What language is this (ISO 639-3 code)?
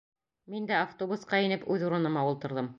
bak